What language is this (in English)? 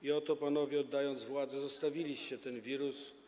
Polish